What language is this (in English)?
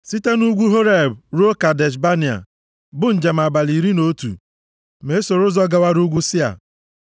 Igbo